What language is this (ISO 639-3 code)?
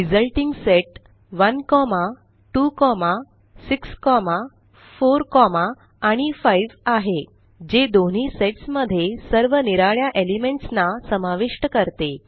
mar